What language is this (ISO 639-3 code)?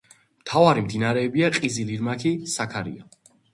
kat